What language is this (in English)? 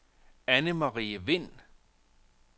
Danish